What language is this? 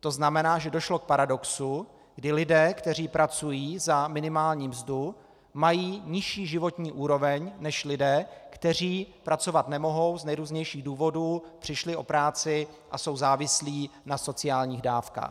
Czech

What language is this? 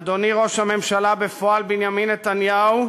Hebrew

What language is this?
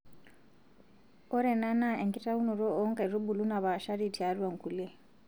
Masai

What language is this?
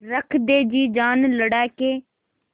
Hindi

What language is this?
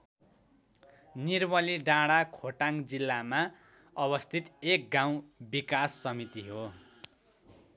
Nepali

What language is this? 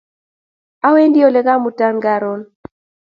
Kalenjin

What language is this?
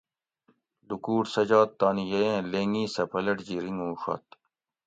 Gawri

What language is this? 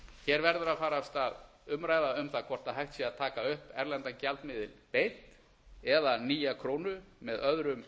Icelandic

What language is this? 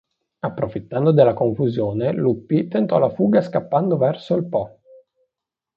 Italian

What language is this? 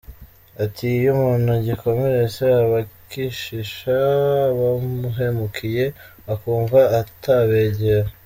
Kinyarwanda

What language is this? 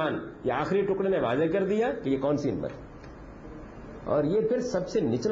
Urdu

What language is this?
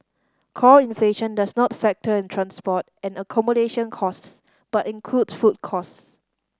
English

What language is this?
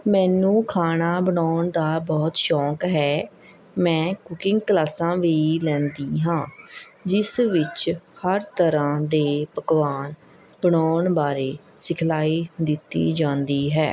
Punjabi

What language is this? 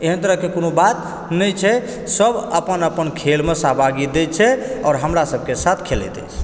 Maithili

